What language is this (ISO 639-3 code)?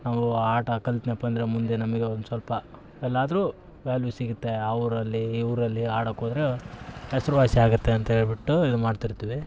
kan